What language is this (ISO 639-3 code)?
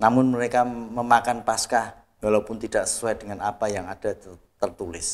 ind